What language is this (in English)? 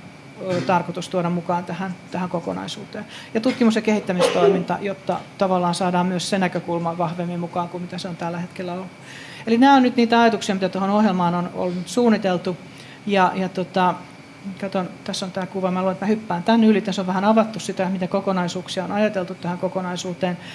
Finnish